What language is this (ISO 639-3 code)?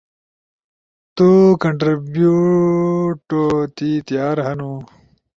ush